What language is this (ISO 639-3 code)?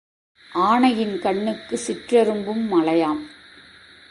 tam